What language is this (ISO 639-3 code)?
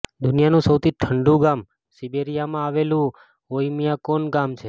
guj